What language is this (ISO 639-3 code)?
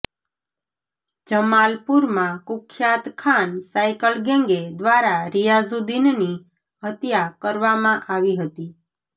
guj